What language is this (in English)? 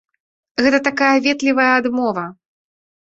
Belarusian